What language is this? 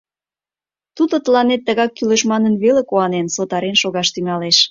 Mari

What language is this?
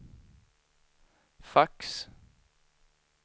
Swedish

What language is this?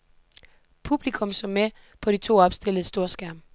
Danish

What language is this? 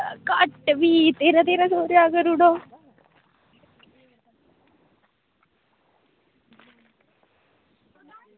Dogri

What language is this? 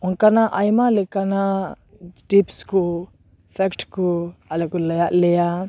Santali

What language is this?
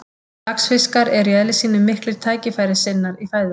Icelandic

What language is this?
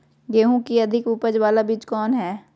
Magahi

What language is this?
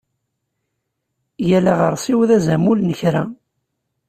Kabyle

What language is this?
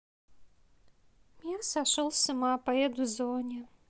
Russian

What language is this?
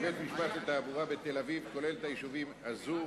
Hebrew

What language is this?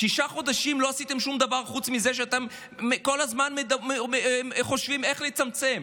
Hebrew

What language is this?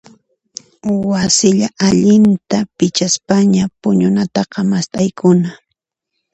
Puno Quechua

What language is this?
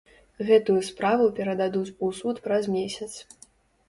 Belarusian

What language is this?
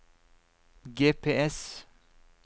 Norwegian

